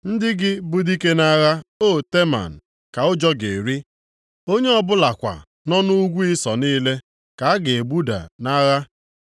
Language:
Igbo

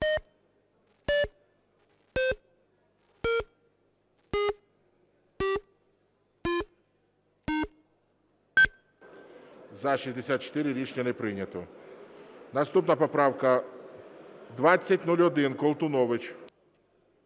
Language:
Ukrainian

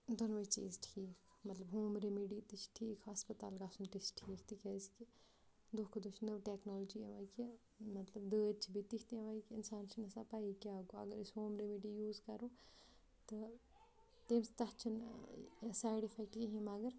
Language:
Kashmiri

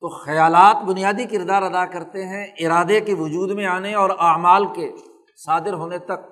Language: Urdu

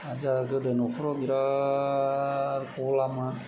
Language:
Bodo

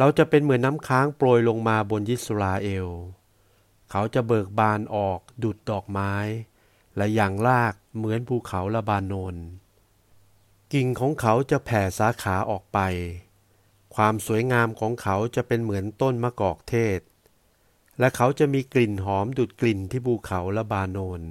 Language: Thai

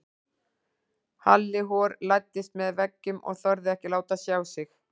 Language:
Icelandic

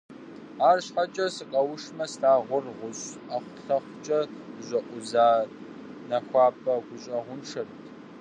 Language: Kabardian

